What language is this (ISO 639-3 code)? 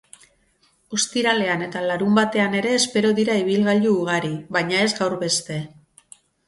eus